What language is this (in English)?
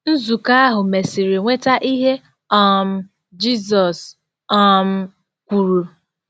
Igbo